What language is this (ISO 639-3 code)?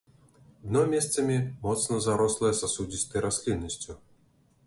bel